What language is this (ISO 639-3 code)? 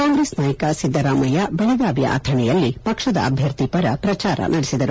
kan